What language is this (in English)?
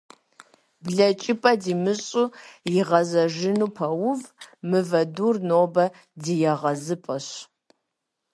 Kabardian